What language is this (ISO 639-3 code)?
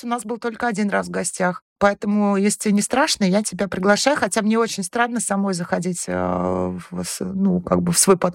rus